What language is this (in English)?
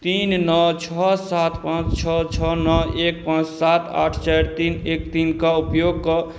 Maithili